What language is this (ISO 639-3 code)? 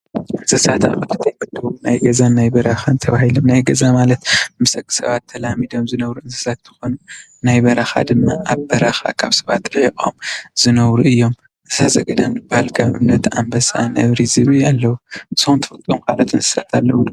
tir